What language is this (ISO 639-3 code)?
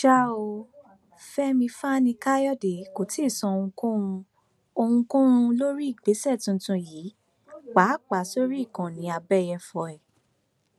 yor